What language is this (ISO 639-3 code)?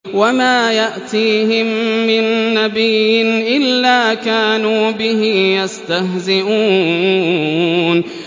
ara